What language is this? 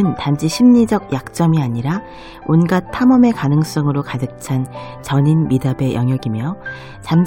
Korean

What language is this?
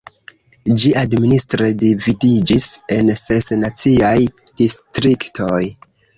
Esperanto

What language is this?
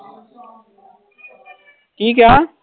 Punjabi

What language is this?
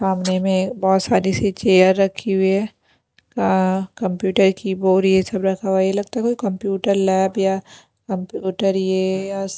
Hindi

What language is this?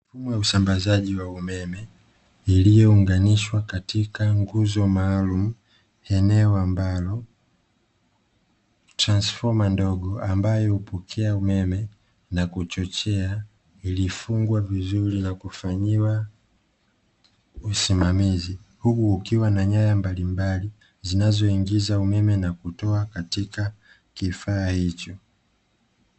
Swahili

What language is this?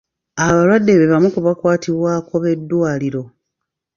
Ganda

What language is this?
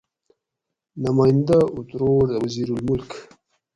Gawri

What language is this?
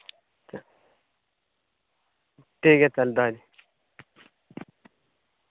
Santali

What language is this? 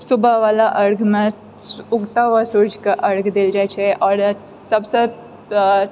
Maithili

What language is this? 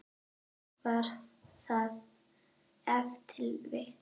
Icelandic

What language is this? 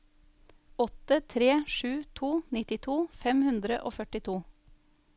Norwegian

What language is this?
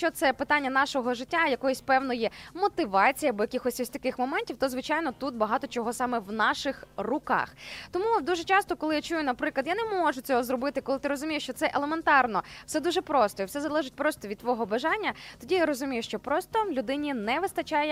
Ukrainian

